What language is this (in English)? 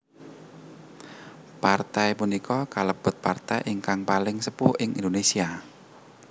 Javanese